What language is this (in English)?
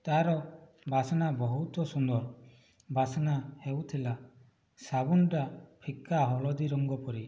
Odia